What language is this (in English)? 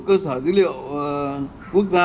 Vietnamese